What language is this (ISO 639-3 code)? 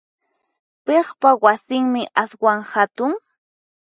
qxp